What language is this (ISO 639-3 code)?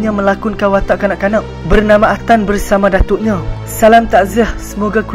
msa